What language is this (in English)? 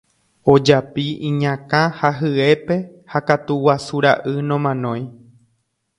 Guarani